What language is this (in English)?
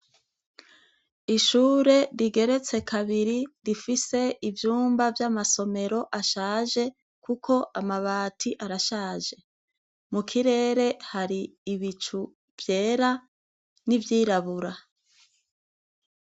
Rundi